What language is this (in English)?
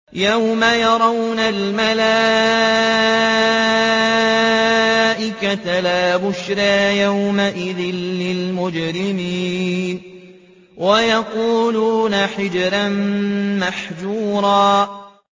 Arabic